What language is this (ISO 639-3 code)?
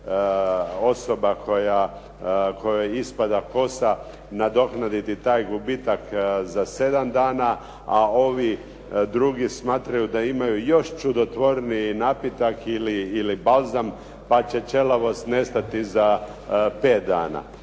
hrv